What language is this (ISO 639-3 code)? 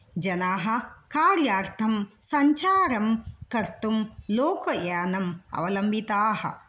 san